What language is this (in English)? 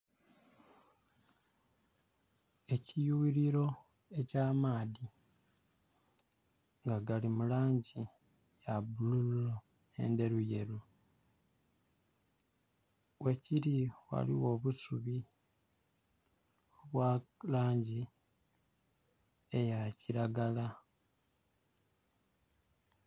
Soga